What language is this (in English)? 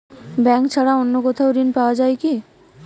Bangla